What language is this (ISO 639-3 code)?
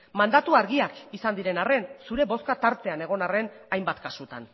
eus